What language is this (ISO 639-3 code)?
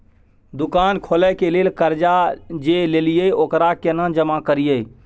mai